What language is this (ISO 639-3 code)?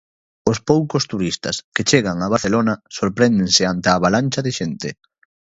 glg